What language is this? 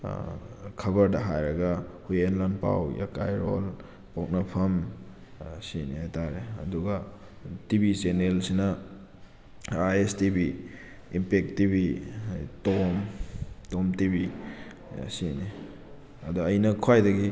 Manipuri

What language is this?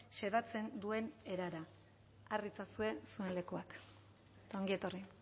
Basque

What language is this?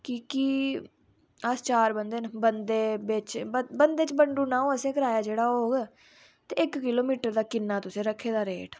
Dogri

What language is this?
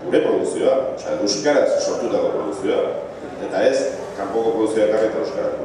Greek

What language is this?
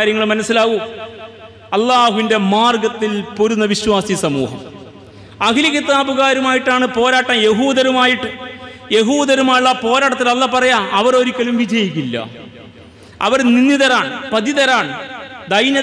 Arabic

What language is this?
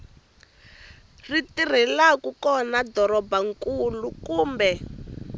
Tsonga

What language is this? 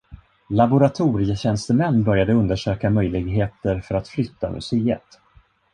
Swedish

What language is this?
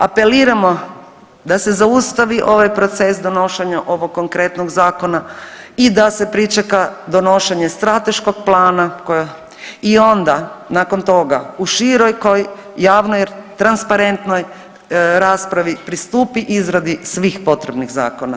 Croatian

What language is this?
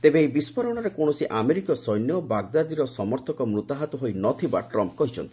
Odia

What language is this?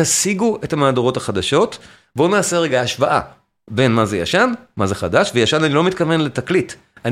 Hebrew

